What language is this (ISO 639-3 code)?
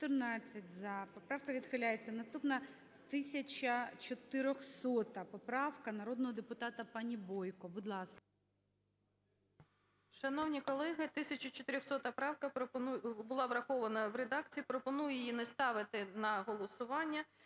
ukr